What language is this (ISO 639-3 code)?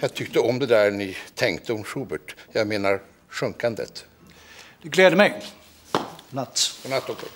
swe